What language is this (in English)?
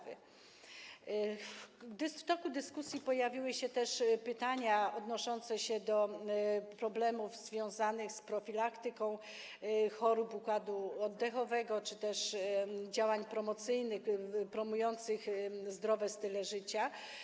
Polish